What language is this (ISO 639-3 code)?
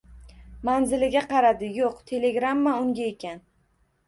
uzb